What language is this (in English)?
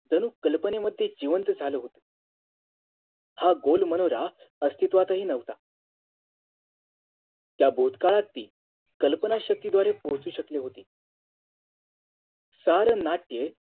Marathi